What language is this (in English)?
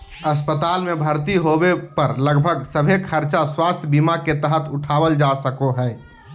Magahi